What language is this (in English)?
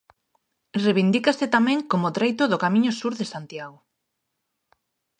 Galician